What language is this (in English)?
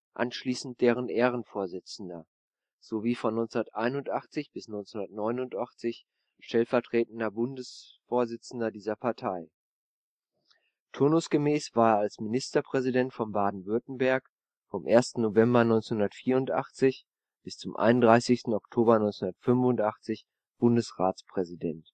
German